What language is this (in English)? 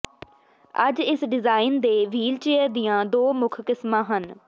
Punjabi